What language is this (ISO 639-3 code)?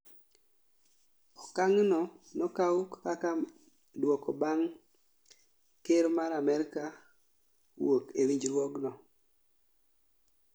luo